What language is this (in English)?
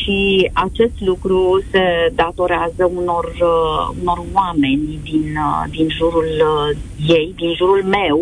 Romanian